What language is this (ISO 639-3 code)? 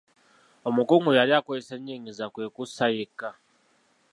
lug